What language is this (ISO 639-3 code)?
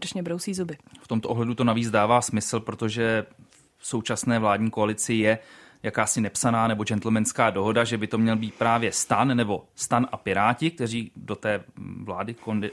ces